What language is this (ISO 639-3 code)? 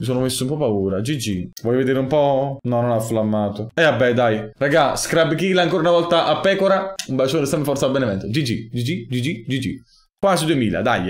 ita